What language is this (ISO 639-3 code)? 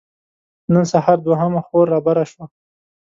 pus